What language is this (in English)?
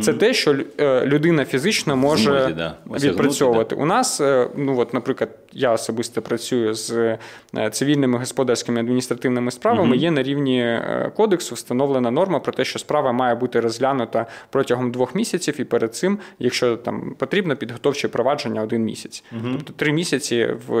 Ukrainian